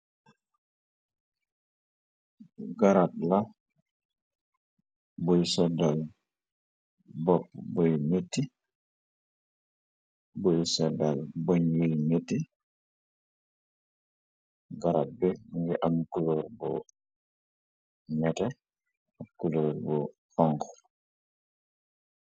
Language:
Wolof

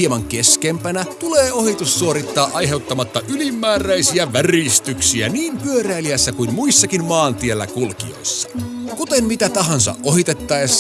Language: Finnish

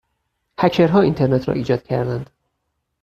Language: Persian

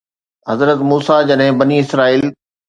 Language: Sindhi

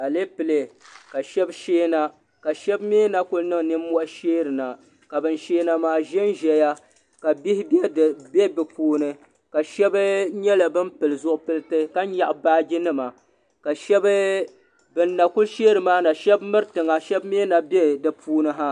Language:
Dagbani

